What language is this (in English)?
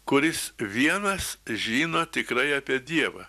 Lithuanian